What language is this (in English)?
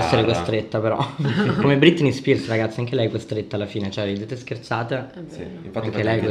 Italian